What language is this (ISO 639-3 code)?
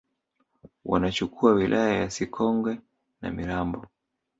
swa